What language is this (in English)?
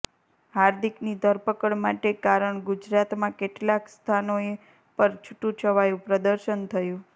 Gujarati